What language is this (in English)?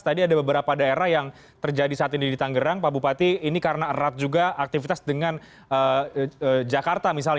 Indonesian